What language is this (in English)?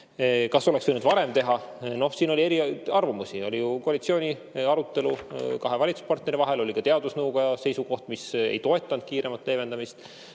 Estonian